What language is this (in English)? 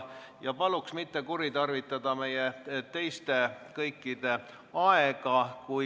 Estonian